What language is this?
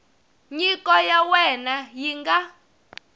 Tsonga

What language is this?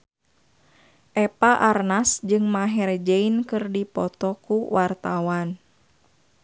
Sundanese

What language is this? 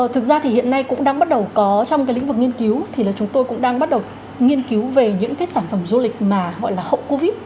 Vietnamese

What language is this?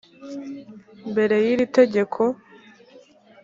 Kinyarwanda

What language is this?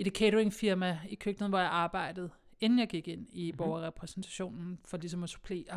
Danish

